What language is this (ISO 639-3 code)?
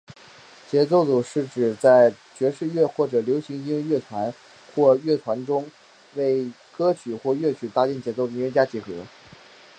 zho